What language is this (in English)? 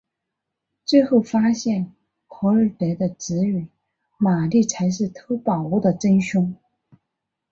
Chinese